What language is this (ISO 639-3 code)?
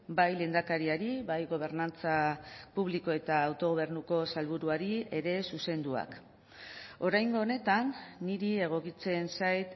eus